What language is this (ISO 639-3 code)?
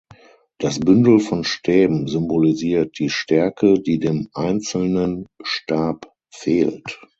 deu